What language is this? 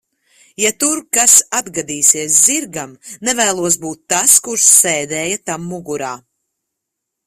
Latvian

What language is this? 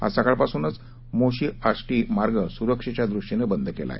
Marathi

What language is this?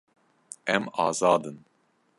Kurdish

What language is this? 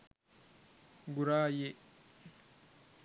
Sinhala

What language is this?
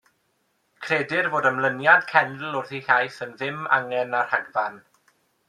Welsh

